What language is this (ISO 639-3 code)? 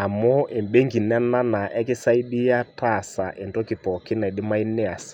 mas